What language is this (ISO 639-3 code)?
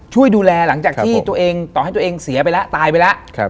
tha